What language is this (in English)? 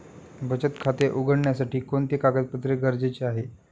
Marathi